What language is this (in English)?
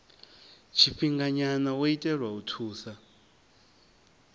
Venda